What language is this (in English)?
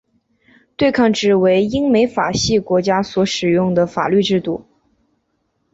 Chinese